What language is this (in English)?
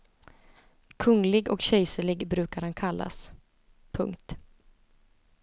Swedish